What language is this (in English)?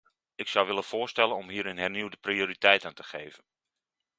Dutch